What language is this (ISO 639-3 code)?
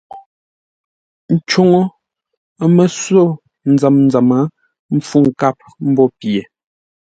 nla